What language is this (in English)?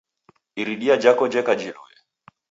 Taita